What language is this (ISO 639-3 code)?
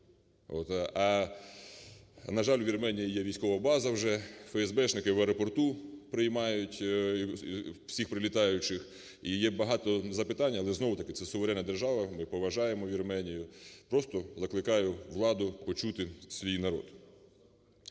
ukr